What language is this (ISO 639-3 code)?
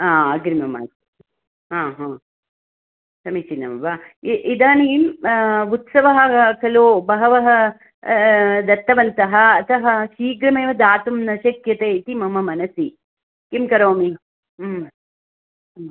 san